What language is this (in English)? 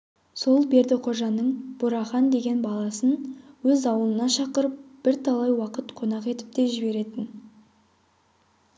Kazakh